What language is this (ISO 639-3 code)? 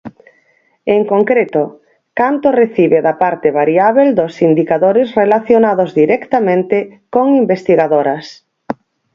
glg